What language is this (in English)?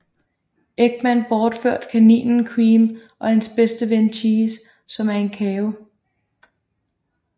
Danish